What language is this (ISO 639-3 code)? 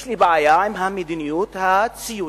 heb